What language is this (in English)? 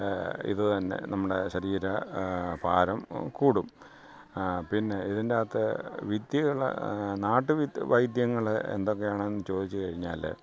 Malayalam